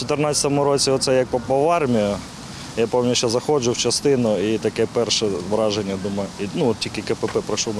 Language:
Ukrainian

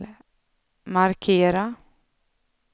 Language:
Swedish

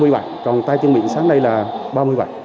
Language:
Vietnamese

